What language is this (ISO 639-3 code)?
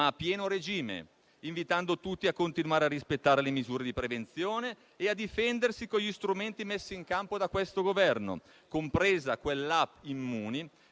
ita